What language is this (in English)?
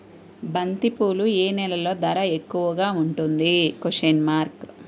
Telugu